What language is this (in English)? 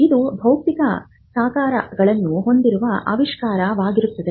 Kannada